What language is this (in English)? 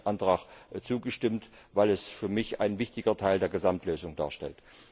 German